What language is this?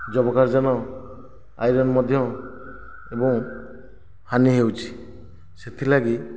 Odia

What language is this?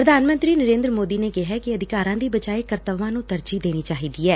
Punjabi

